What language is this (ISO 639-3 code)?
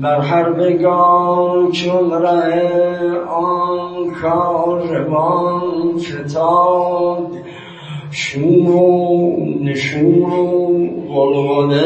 fas